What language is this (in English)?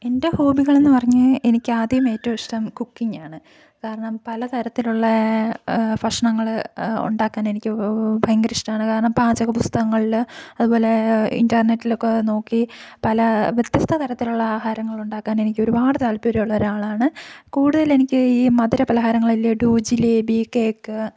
Malayalam